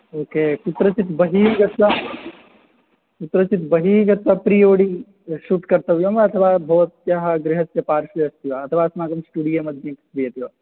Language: Sanskrit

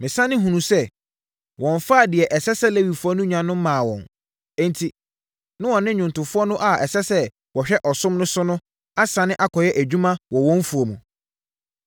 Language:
Akan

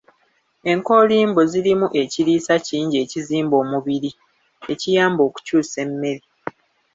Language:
Ganda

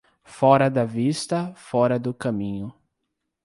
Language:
Portuguese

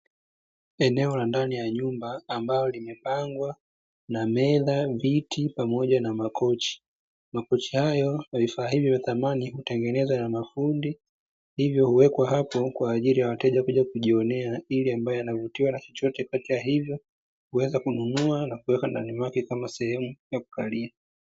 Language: Swahili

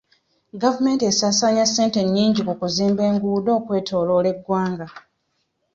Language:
Ganda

